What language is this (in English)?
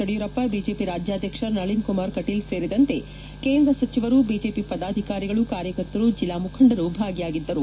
Kannada